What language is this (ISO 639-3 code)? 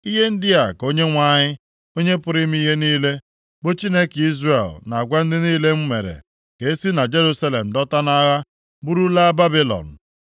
ibo